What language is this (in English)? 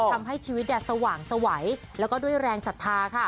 Thai